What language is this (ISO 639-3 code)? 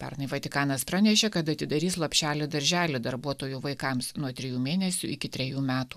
lit